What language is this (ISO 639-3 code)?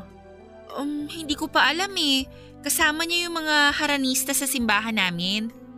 fil